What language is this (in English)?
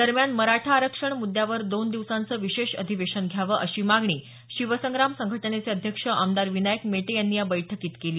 Marathi